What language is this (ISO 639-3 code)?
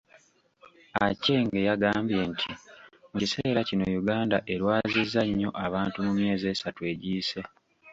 lug